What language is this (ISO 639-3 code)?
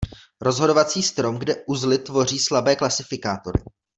ces